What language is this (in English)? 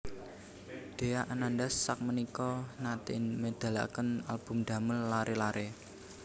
Javanese